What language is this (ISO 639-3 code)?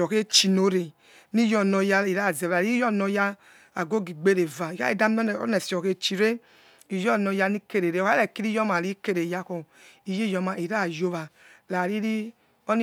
ets